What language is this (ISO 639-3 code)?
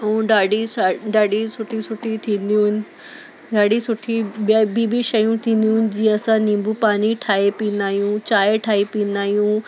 snd